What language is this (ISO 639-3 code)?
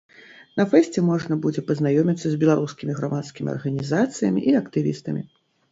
bel